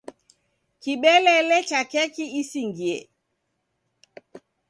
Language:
Taita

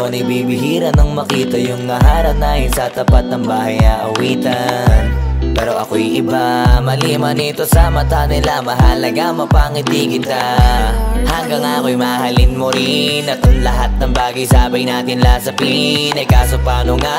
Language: Filipino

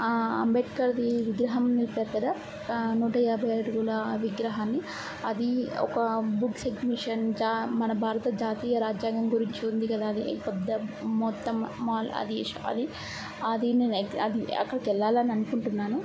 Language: Telugu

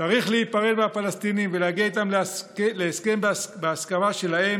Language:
Hebrew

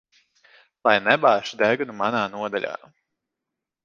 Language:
Latvian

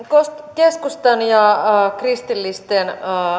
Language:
Finnish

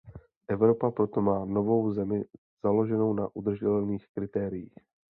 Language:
Czech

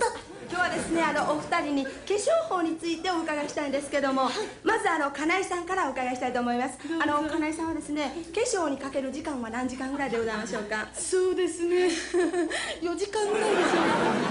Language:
Japanese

